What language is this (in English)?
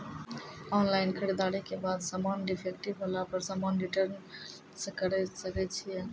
Maithili